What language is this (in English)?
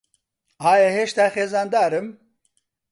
Central Kurdish